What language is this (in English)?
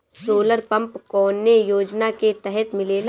Bhojpuri